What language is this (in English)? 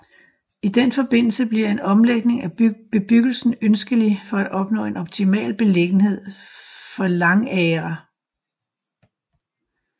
Danish